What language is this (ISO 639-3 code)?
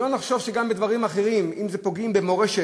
heb